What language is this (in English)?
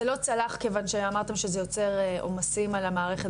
Hebrew